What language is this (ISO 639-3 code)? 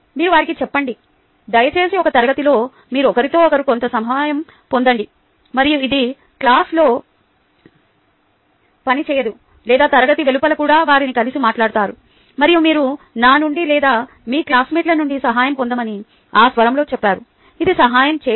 tel